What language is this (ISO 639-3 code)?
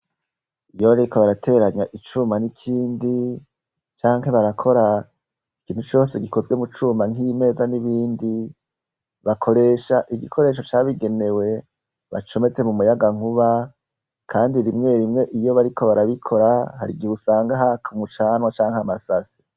run